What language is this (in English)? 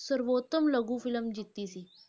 Punjabi